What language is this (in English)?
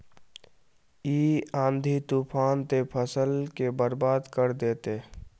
Magahi